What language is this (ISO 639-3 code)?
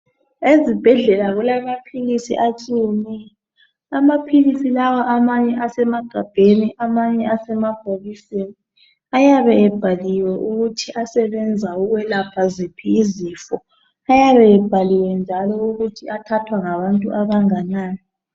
nde